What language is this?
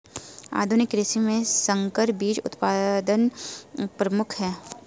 Hindi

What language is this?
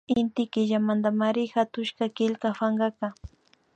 Imbabura Highland Quichua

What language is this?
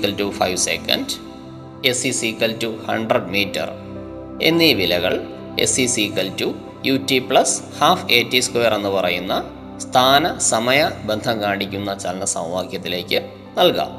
Malayalam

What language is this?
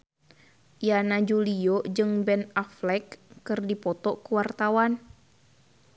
Sundanese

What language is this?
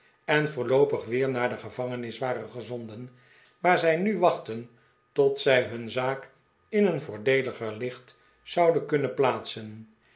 Dutch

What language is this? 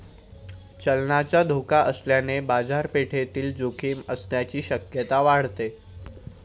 Marathi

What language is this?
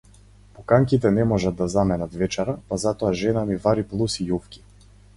Macedonian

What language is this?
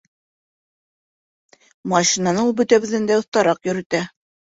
Bashkir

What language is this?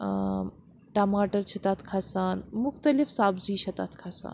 Kashmiri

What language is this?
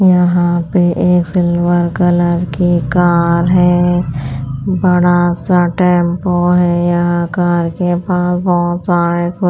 Hindi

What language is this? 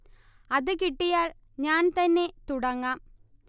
Malayalam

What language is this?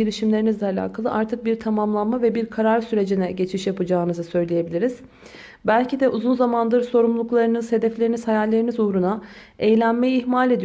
Turkish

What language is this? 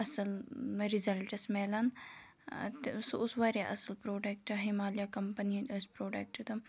Kashmiri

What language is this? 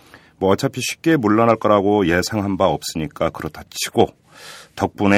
Korean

